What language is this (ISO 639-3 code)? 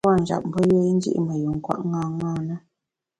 bax